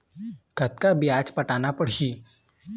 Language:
Chhattisgarhi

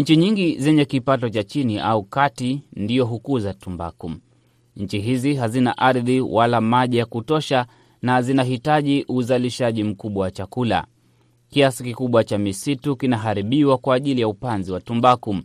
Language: Swahili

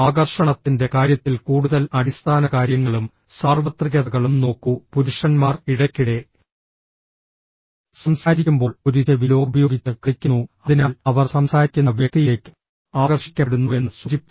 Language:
Malayalam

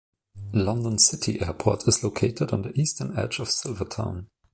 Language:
English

